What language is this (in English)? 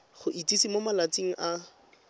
Tswana